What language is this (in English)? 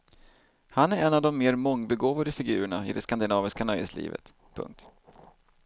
Swedish